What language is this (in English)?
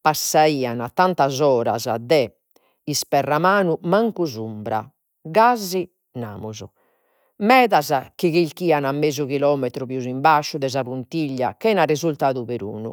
Sardinian